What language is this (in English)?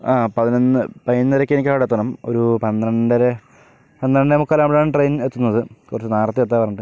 Malayalam